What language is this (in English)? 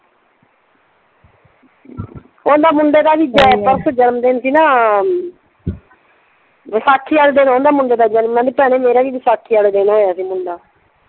Punjabi